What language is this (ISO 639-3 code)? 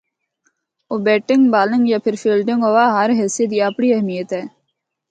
hno